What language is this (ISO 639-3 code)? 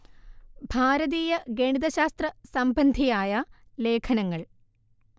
mal